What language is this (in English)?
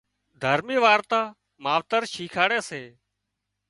Wadiyara Koli